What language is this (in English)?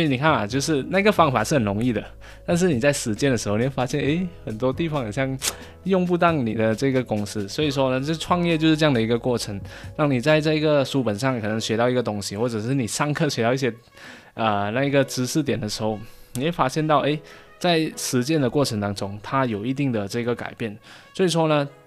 Chinese